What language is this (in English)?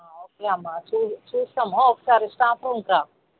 Telugu